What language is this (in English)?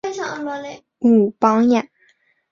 Chinese